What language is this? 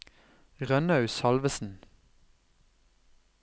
Norwegian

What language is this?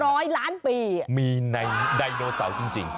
Thai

